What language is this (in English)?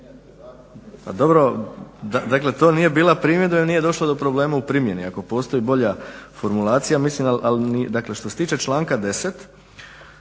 Croatian